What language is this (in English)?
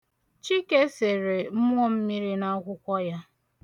Igbo